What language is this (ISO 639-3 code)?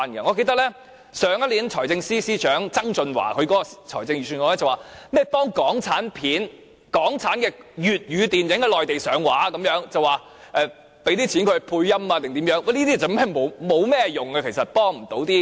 yue